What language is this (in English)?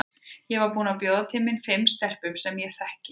Icelandic